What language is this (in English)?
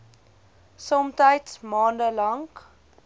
Afrikaans